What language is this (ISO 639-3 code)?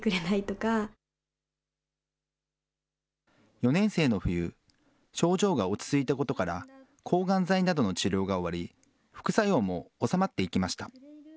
jpn